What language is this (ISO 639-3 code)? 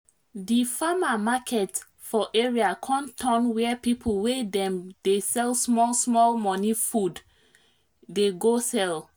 pcm